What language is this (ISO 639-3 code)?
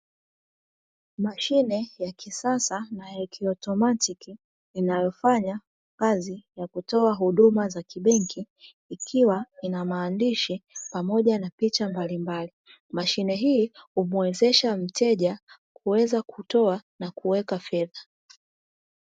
swa